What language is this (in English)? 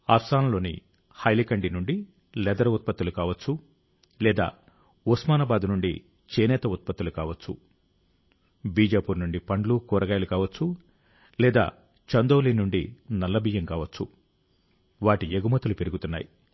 Telugu